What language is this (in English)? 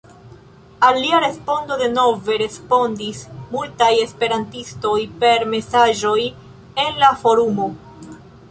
Esperanto